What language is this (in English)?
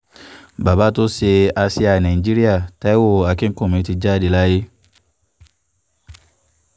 Yoruba